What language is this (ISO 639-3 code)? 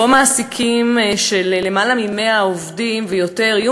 heb